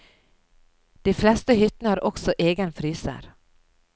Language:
Norwegian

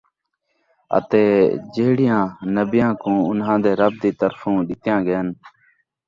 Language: Saraiki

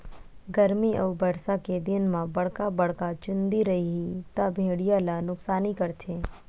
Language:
Chhattisgarhi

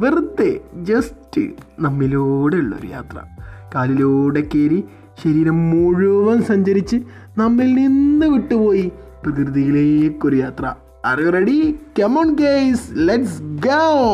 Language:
Malayalam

